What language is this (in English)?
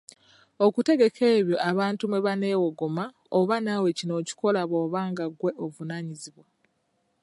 Ganda